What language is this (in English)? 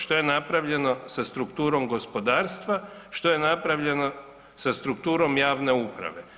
Croatian